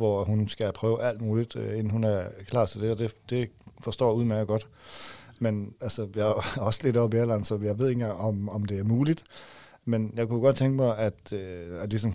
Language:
Danish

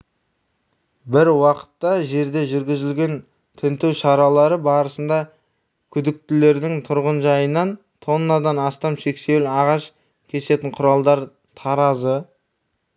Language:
Kazakh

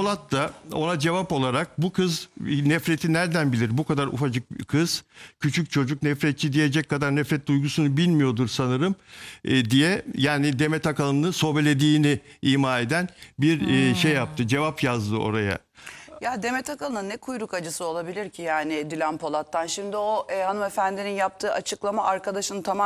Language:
Turkish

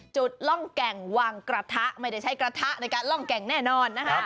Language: Thai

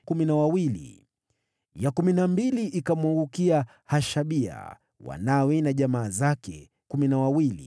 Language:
Swahili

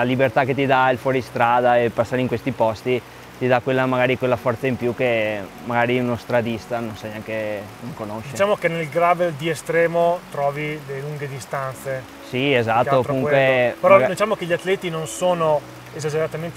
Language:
Italian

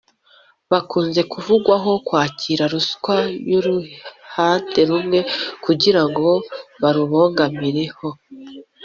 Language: Kinyarwanda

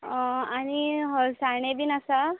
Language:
Konkani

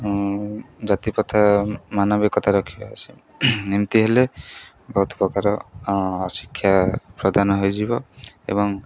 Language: Odia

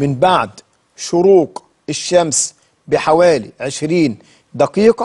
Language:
Arabic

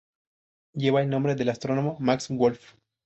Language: Spanish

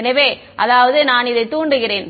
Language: Tamil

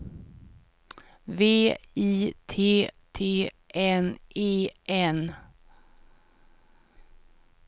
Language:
Swedish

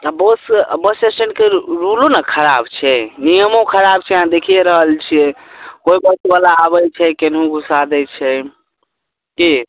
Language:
Maithili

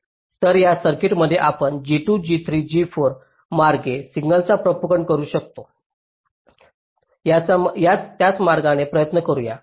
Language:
Marathi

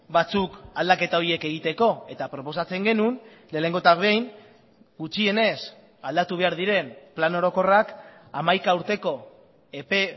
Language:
Basque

